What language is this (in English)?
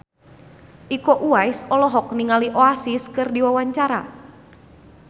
Sundanese